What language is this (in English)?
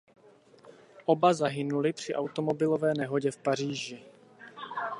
Czech